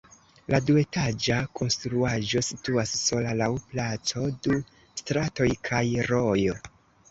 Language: Esperanto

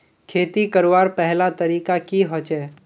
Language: Magahi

